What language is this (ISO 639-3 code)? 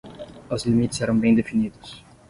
por